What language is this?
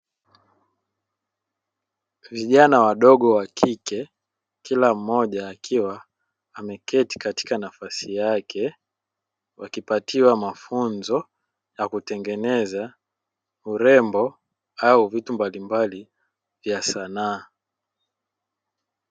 Swahili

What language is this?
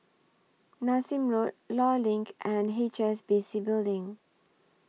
English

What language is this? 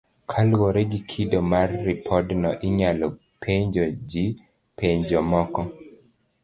Luo (Kenya and Tanzania)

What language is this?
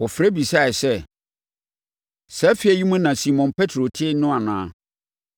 Akan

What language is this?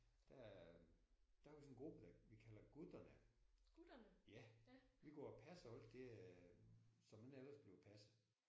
Danish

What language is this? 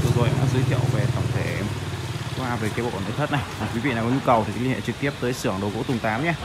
Vietnamese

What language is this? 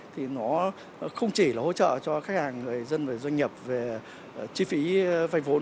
Vietnamese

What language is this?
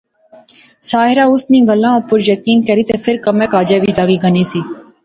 Pahari-Potwari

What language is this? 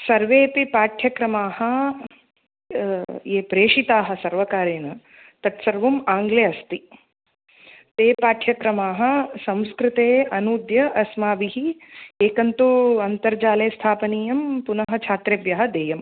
Sanskrit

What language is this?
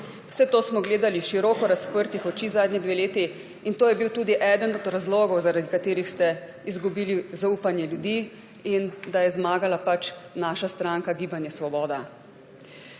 Slovenian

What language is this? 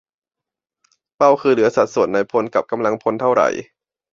Thai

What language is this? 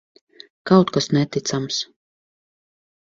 Latvian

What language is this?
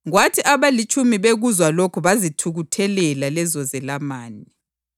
North Ndebele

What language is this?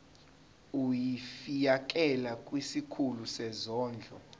Zulu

